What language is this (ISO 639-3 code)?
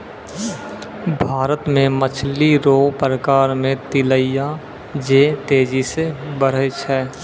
mai